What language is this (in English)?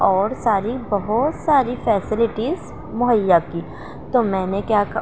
Urdu